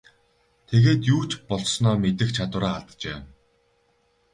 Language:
Mongolian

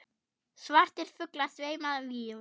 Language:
Icelandic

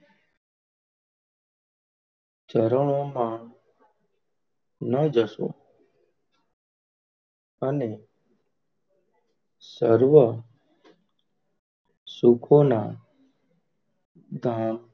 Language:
Gujarati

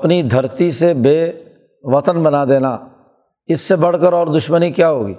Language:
Urdu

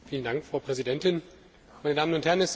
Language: German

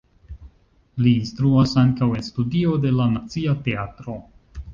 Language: Esperanto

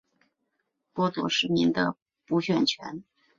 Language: Chinese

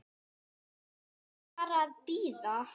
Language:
Icelandic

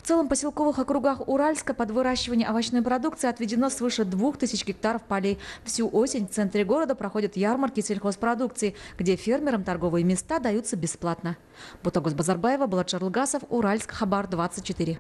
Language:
Russian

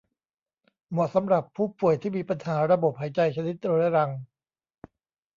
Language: Thai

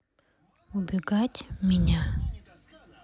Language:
Russian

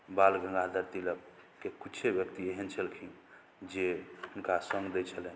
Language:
Maithili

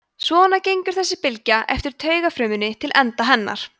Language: Icelandic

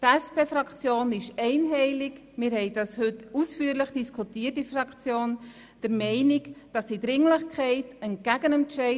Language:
Swiss German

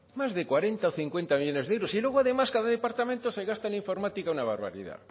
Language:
Spanish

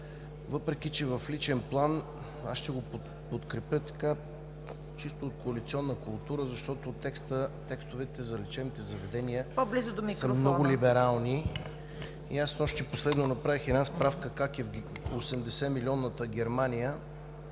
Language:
Bulgarian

